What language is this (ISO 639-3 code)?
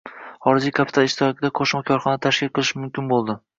uzb